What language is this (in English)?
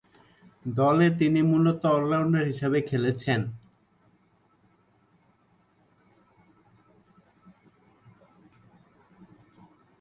Bangla